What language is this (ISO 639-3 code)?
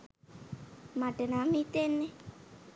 sin